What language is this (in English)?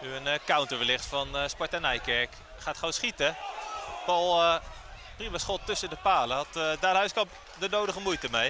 Dutch